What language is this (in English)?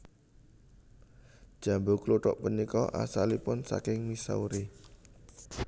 Javanese